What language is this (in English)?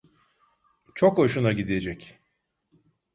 Turkish